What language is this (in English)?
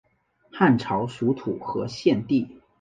Chinese